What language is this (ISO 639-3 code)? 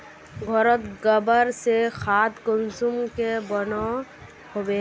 mag